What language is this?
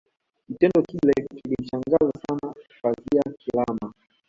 Swahili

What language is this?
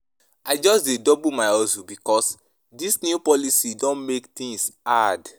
Nigerian Pidgin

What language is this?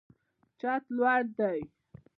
Pashto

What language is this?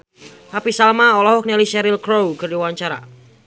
Sundanese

